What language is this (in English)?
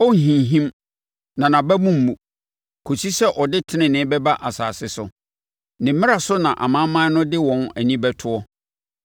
Akan